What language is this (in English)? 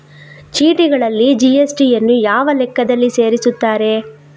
Kannada